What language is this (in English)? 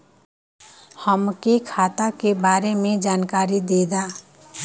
Bhojpuri